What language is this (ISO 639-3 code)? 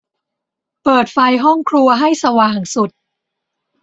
tha